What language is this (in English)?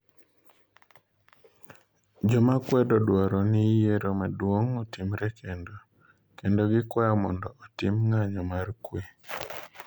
Luo (Kenya and Tanzania)